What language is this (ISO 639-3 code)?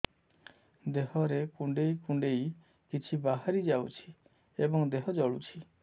ori